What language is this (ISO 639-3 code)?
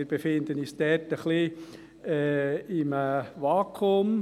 gsw